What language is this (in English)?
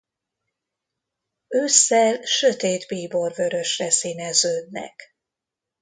Hungarian